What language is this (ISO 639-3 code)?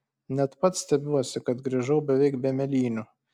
lit